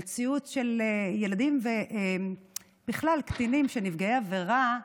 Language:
Hebrew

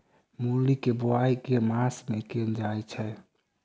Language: Maithili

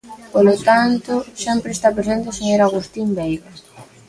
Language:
Galician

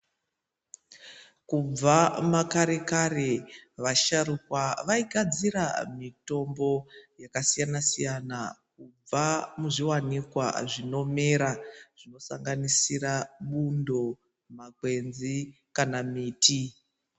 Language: Ndau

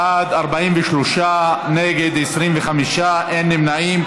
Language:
Hebrew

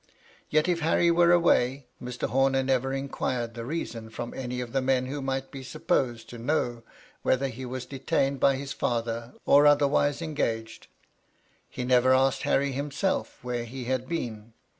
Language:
English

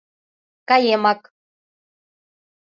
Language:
Mari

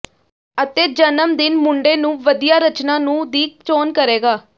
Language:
Punjabi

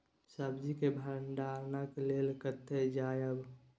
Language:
Maithili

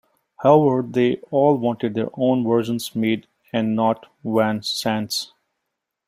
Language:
English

